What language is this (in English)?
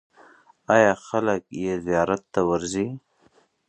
Pashto